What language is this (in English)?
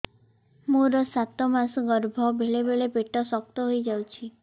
Odia